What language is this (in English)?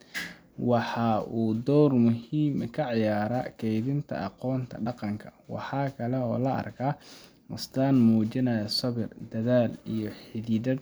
Somali